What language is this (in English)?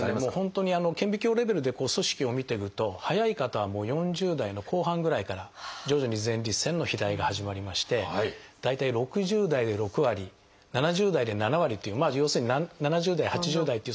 Japanese